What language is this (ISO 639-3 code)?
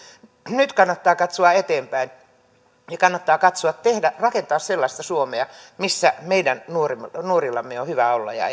fin